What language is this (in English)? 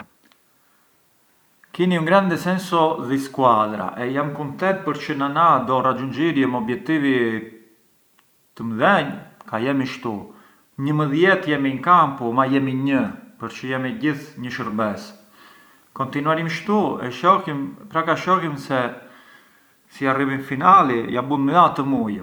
Arbëreshë Albanian